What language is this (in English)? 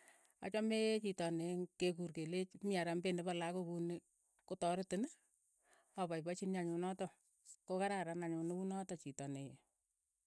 Keiyo